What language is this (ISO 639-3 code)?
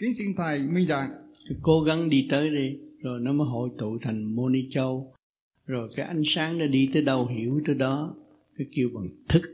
vie